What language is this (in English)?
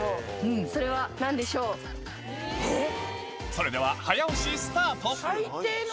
Japanese